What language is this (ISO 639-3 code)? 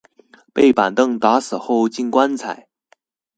zho